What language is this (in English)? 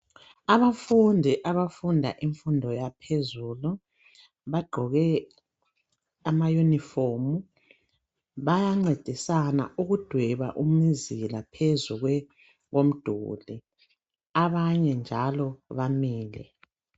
North Ndebele